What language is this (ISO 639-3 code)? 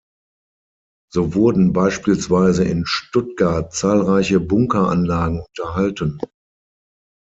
deu